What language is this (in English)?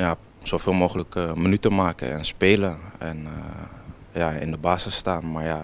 Dutch